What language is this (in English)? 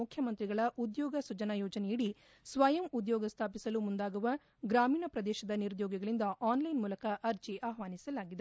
Kannada